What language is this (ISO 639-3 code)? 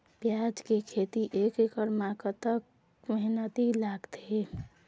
hne